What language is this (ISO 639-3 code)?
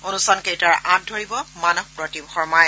asm